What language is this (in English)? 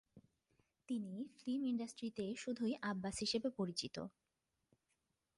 Bangla